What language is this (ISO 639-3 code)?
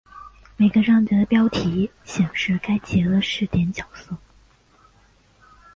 zho